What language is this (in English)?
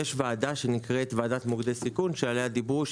Hebrew